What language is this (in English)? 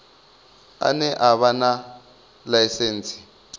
Venda